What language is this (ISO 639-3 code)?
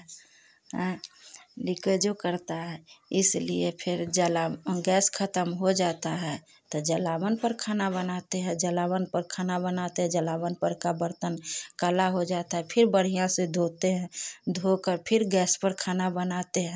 hin